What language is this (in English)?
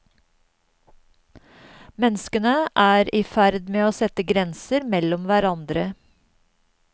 Norwegian